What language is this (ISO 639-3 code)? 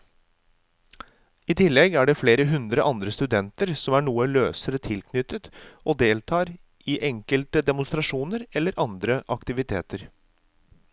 nor